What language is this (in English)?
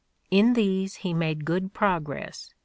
English